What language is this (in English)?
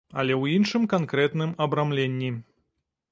Belarusian